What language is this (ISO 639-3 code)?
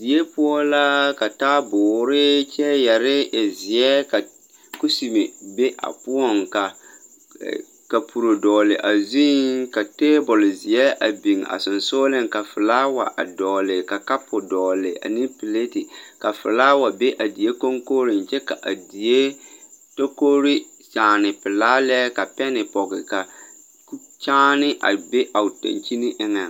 dga